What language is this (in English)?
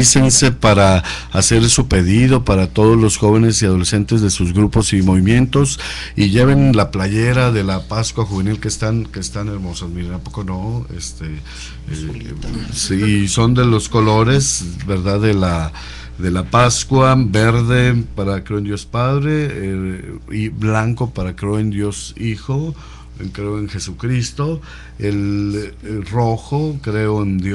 Spanish